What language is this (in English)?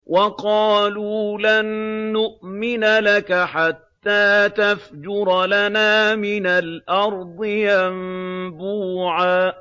Arabic